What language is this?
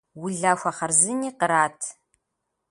Kabardian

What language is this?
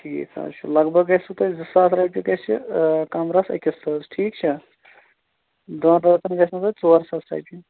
Kashmiri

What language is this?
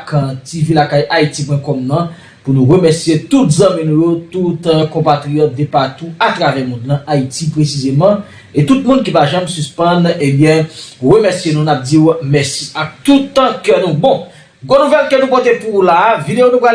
French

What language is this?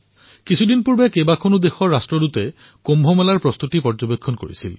Assamese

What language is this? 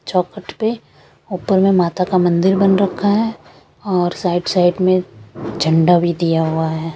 Hindi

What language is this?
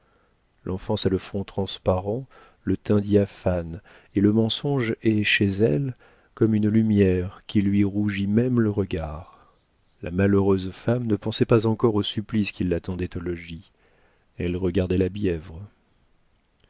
French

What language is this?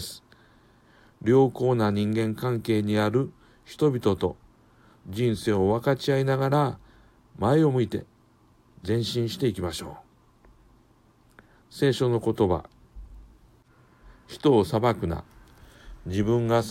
Japanese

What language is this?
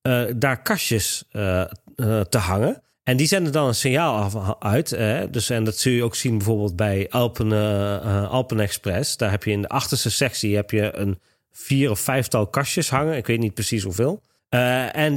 Dutch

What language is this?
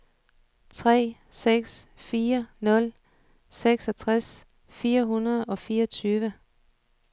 Danish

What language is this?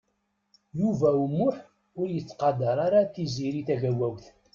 Kabyle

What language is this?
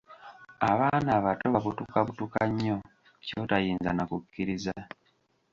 Ganda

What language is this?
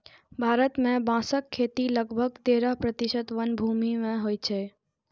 Maithili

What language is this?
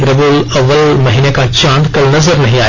Hindi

